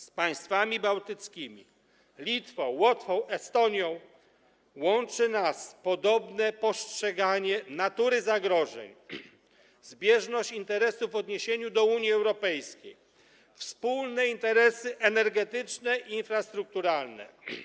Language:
Polish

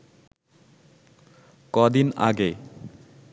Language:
Bangla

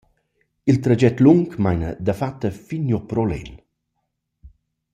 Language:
Romansh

